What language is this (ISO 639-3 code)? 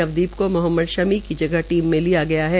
hin